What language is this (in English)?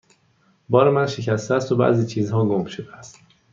Persian